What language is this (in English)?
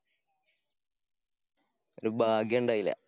Malayalam